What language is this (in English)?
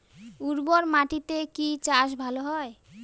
Bangla